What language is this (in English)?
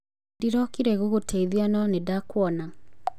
Kikuyu